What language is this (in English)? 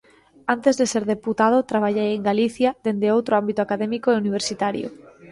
Galician